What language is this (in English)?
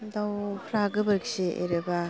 Bodo